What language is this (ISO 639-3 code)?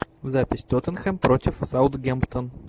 rus